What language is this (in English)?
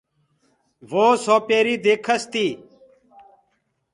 Gurgula